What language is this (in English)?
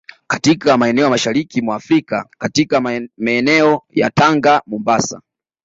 Swahili